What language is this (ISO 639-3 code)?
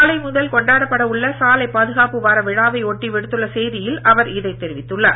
tam